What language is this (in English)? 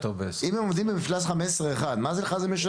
Hebrew